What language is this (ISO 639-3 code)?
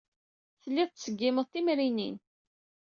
kab